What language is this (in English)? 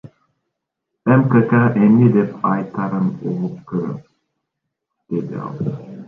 Kyrgyz